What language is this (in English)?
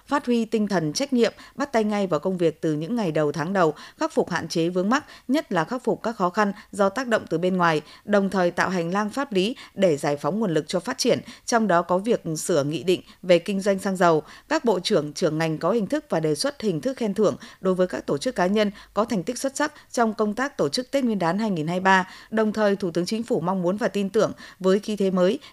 Vietnamese